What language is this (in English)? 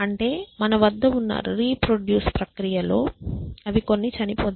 Telugu